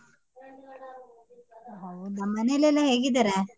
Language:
Kannada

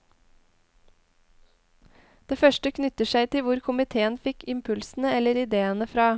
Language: Norwegian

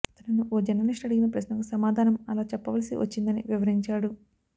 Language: Telugu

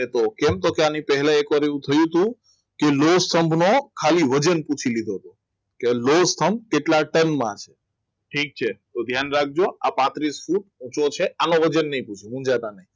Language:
Gujarati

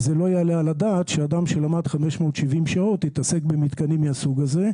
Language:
Hebrew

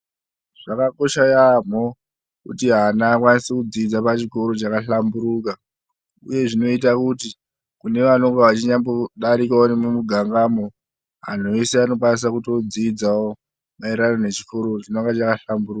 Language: Ndau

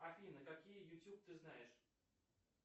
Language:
Russian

